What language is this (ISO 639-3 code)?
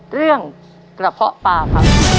tha